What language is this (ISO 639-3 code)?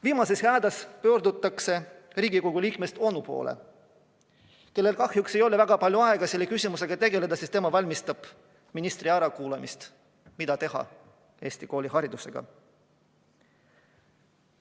est